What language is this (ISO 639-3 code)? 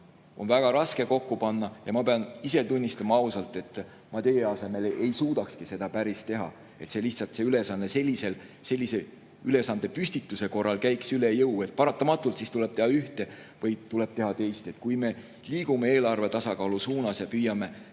est